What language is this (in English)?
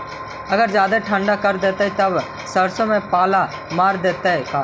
Magahi